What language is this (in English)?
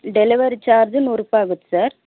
Kannada